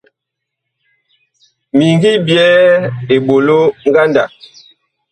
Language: Bakoko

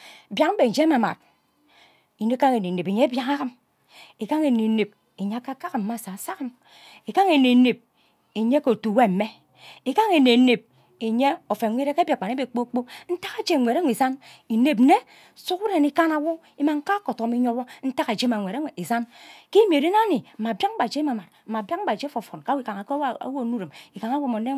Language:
Ubaghara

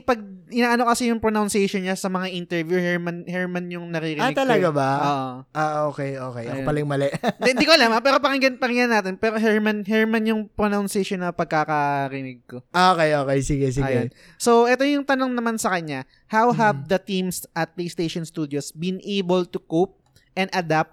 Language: Filipino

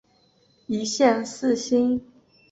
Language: Chinese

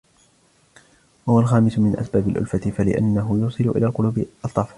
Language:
Arabic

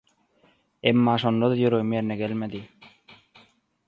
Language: Turkmen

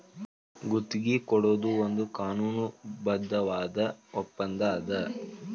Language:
Kannada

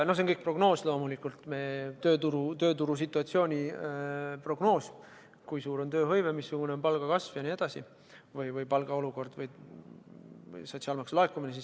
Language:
Estonian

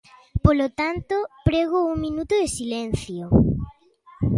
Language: Galician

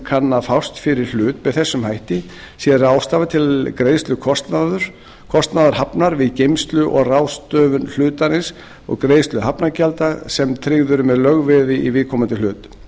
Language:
Icelandic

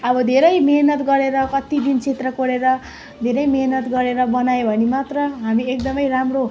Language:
Nepali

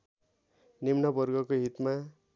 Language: Nepali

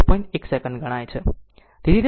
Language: Gujarati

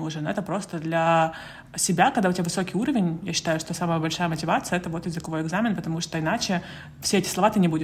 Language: Russian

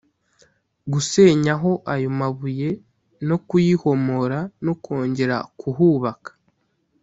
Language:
Kinyarwanda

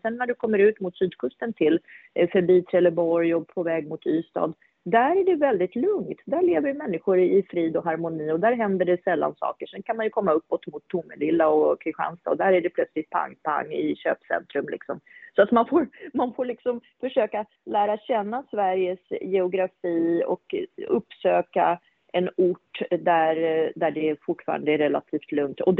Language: Swedish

